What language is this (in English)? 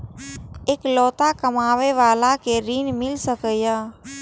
Maithili